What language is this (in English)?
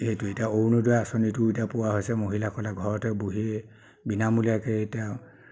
Assamese